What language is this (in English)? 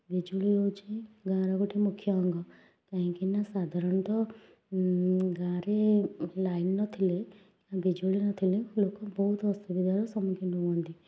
Odia